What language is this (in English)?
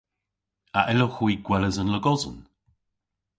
Cornish